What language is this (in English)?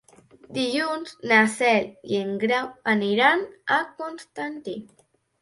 Catalan